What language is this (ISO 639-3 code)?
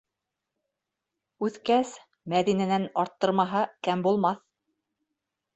bak